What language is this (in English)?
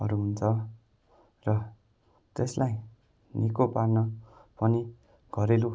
Nepali